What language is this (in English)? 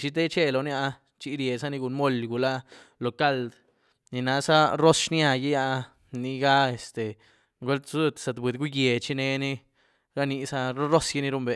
Güilá Zapotec